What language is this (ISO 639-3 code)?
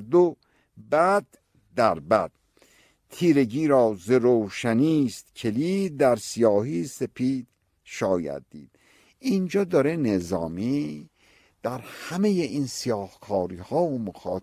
fas